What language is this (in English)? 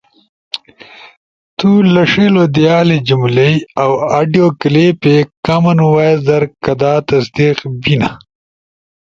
Ushojo